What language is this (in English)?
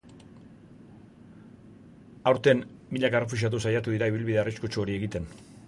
Basque